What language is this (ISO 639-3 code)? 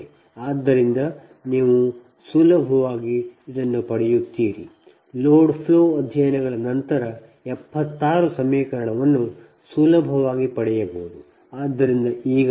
kan